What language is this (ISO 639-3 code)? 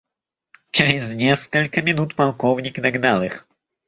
rus